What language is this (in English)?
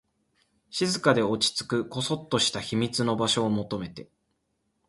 Japanese